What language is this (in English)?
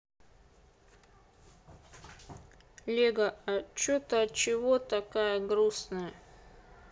Russian